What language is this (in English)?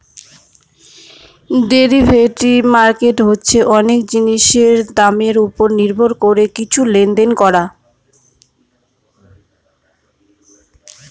Bangla